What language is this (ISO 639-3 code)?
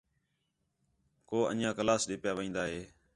xhe